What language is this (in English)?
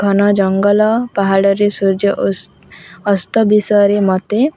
Odia